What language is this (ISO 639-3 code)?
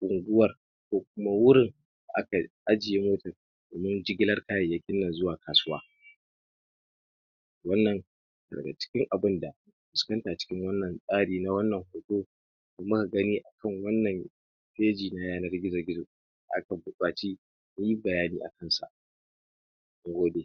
hau